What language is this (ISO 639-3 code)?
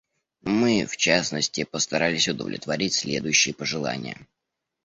rus